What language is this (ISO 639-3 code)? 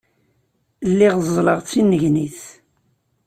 kab